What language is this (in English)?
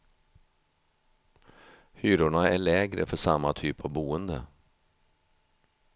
Swedish